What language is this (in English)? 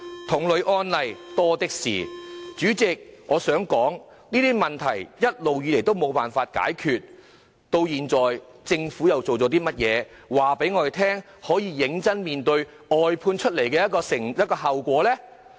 Cantonese